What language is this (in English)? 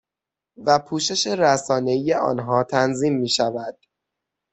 Persian